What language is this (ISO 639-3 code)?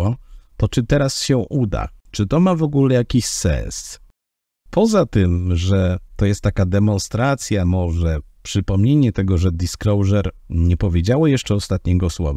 pol